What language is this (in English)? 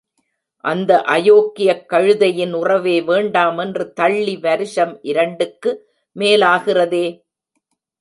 Tamil